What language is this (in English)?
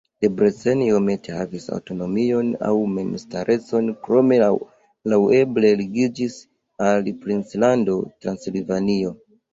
Esperanto